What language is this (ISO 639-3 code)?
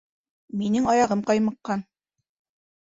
bak